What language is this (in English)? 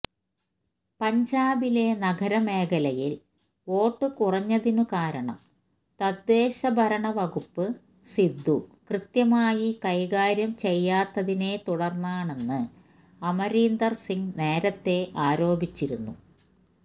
Malayalam